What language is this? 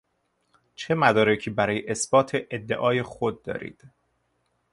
Persian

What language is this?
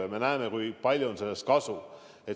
Estonian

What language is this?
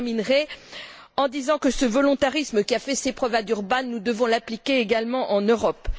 French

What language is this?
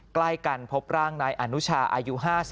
Thai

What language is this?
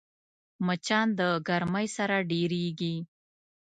Pashto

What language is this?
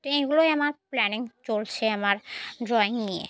Bangla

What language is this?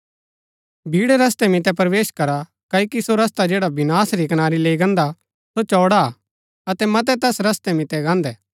Gaddi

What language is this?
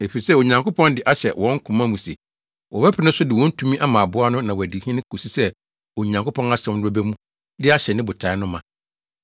Akan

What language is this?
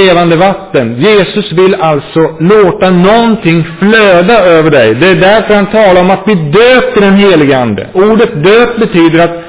Swedish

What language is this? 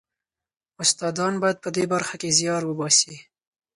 Pashto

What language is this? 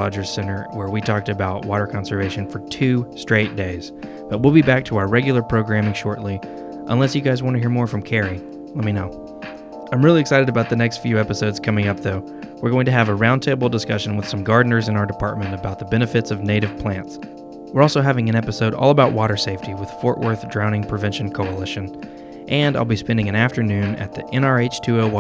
English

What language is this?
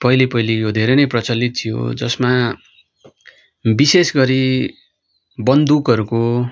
Nepali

